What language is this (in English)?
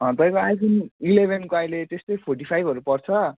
Nepali